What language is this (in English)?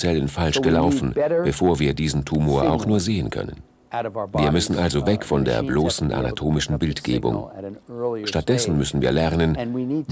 German